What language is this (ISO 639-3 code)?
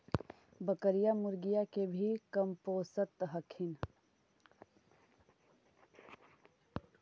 mag